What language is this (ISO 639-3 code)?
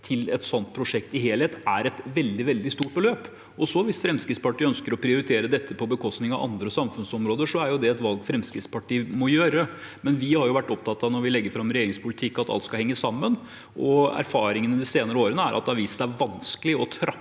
nor